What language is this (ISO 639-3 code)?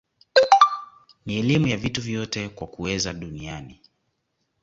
swa